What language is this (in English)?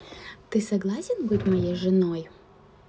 Russian